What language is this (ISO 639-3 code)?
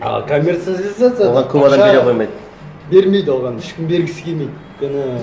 kaz